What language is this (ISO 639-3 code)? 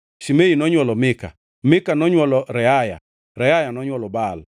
luo